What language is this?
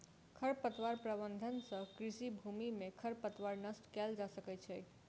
Maithili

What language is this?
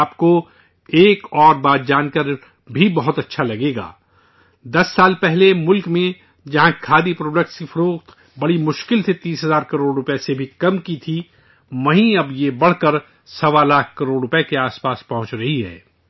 Urdu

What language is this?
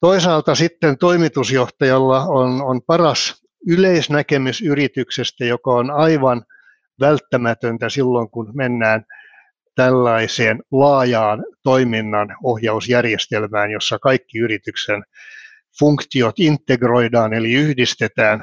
Finnish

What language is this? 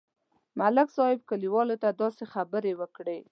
Pashto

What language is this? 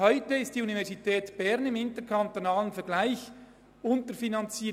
Swiss German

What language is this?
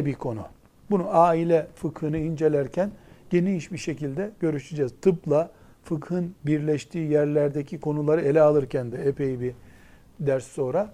Turkish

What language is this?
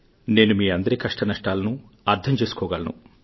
Telugu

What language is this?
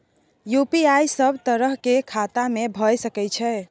Maithili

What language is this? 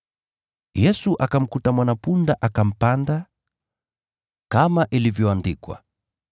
Swahili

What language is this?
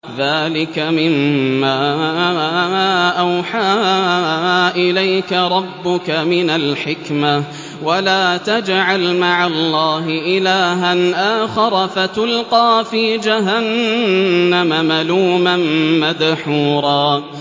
Arabic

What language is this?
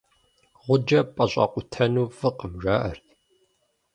Kabardian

